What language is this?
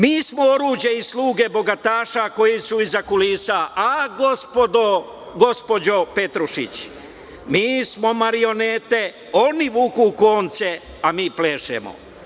Serbian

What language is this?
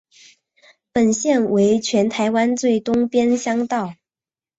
Chinese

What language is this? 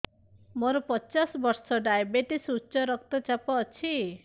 Odia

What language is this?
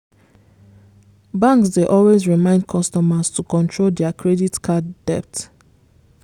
Nigerian Pidgin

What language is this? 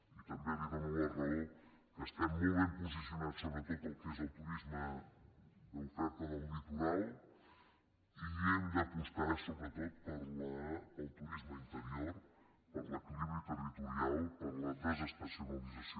Catalan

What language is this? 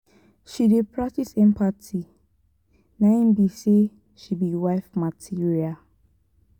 Nigerian Pidgin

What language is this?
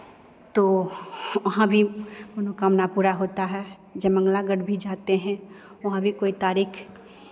Hindi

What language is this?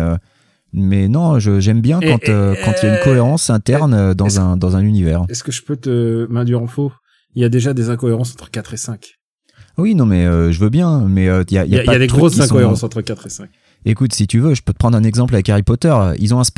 French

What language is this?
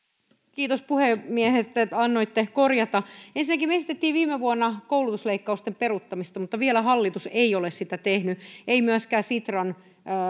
Finnish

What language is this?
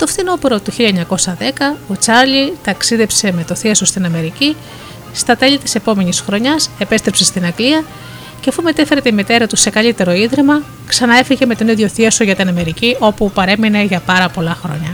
Greek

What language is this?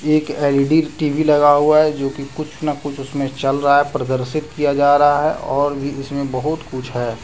Hindi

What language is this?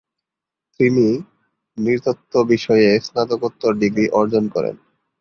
Bangla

